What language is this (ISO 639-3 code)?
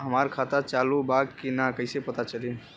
bho